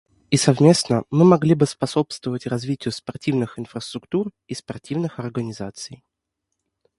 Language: Russian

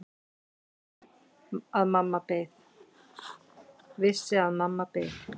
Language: Icelandic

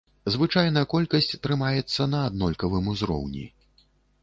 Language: Belarusian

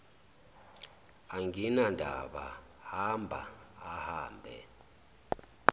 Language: Zulu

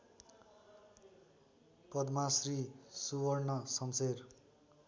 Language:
Nepali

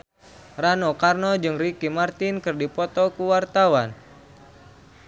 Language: Sundanese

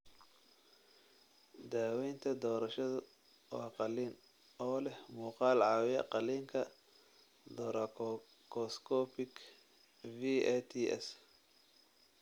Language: Somali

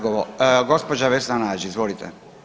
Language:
Croatian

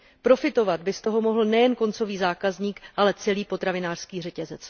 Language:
Czech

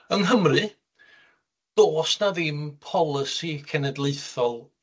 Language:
Welsh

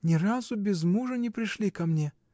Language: Russian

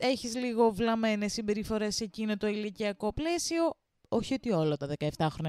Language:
Greek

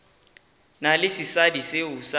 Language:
Northern Sotho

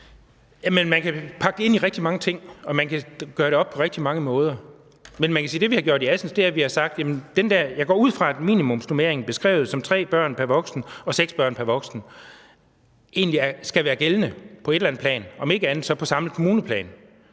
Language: Danish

